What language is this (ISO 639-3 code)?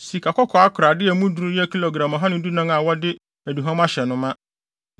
aka